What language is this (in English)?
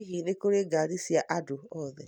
Kikuyu